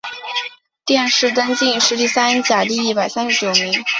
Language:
Chinese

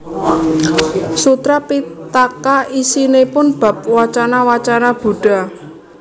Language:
Javanese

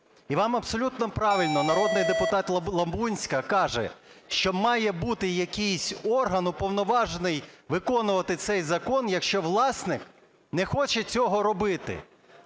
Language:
Ukrainian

